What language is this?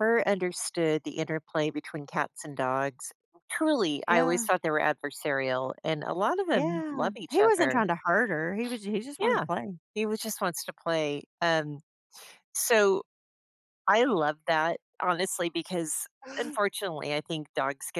English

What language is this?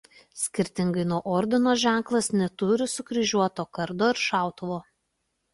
Lithuanian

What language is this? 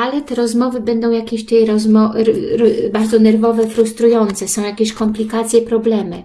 Polish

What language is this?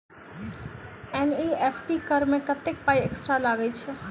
Maithili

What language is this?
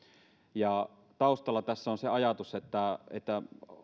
Finnish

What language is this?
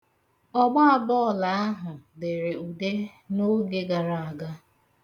Igbo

